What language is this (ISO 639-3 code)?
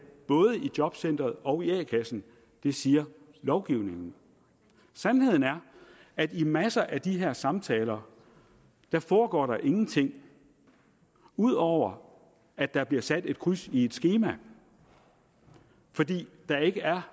dan